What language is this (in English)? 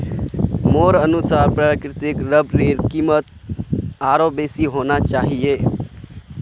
Magahi